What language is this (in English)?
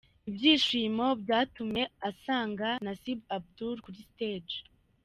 Kinyarwanda